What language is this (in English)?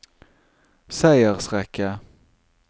Norwegian